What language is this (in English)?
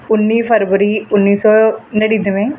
Punjabi